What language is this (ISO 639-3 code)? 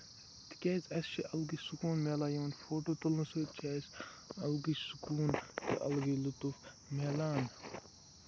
kas